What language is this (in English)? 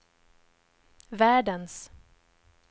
Swedish